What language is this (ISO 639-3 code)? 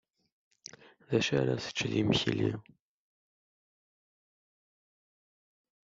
kab